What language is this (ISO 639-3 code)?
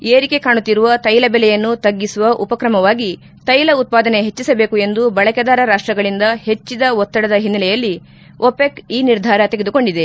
kan